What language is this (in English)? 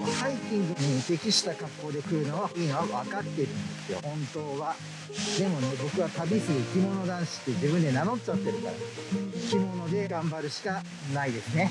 Japanese